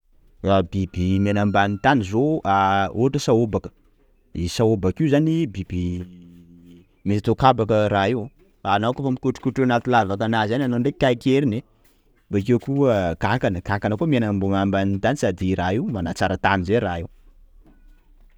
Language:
Sakalava Malagasy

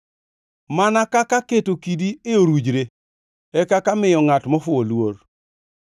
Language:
Luo (Kenya and Tanzania)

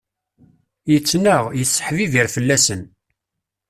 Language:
Kabyle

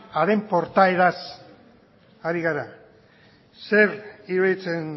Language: Basque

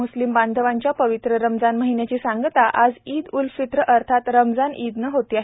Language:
Marathi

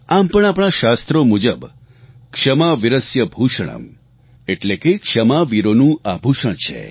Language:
Gujarati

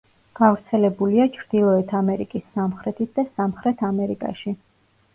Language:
Georgian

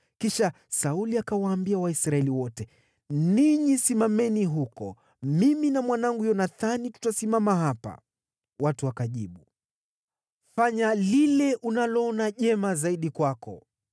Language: Swahili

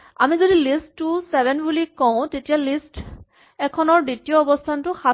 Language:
Assamese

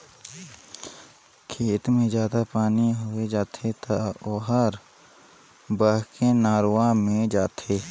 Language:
Chhattisgarhi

